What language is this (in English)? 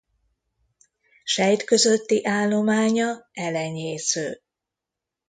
Hungarian